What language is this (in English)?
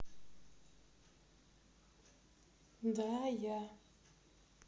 Russian